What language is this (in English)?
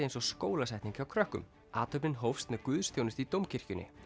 Icelandic